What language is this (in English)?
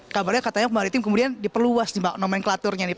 Indonesian